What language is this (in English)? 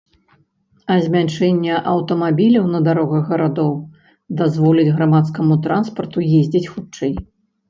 Belarusian